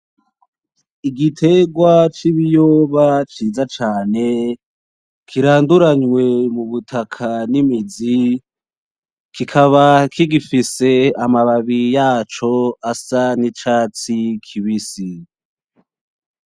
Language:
Rundi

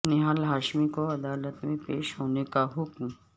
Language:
Urdu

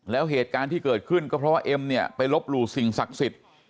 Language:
Thai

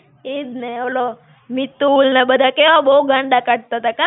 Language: Gujarati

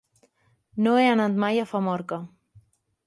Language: Catalan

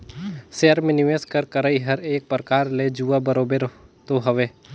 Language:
Chhattisgarhi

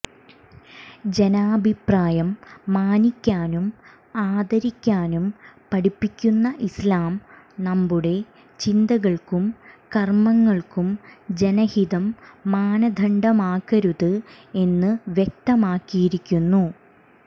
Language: Malayalam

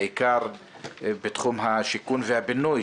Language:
Hebrew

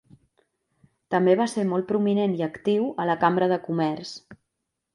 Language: Catalan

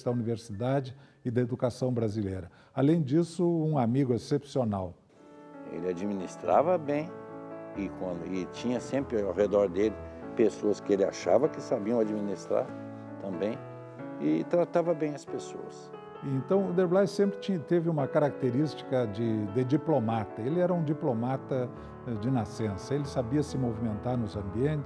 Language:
Portuguese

